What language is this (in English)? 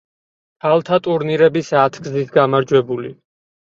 Georgian